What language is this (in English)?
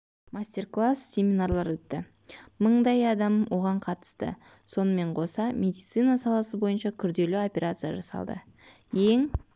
Kazakh